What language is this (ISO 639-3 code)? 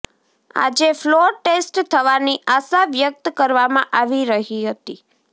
guj